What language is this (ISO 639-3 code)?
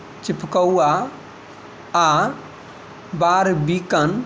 mai